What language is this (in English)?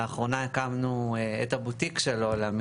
Hebrew